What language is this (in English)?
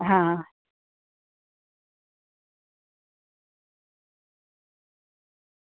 Gujarati